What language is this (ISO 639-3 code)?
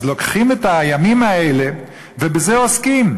heb